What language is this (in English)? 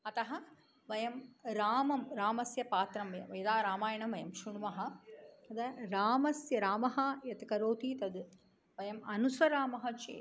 Sanskrit